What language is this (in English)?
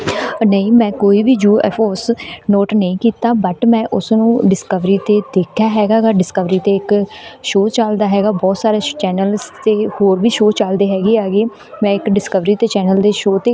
Punjabi